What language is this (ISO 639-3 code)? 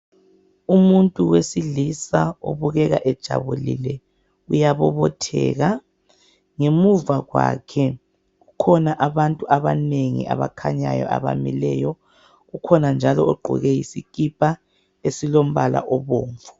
nde